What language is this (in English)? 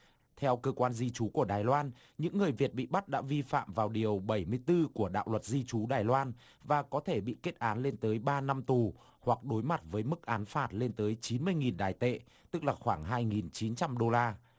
Vietnamese